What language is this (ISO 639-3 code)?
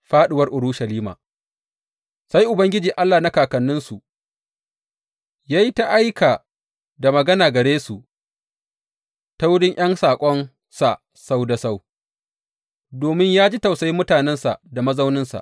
hau